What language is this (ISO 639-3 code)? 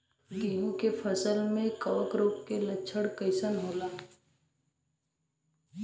bho